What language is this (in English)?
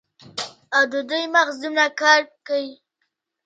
Pashto